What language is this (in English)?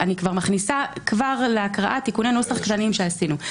Hebrew